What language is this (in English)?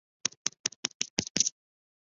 Chinese